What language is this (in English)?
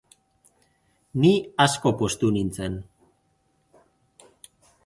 Basque